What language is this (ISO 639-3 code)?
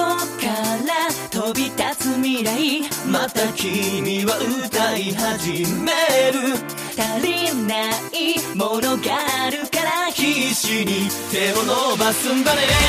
zho